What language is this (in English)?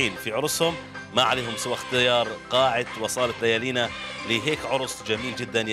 Arabic